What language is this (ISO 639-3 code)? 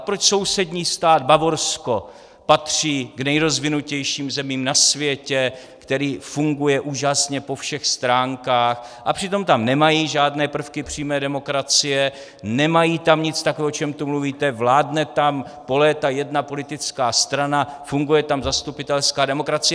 ces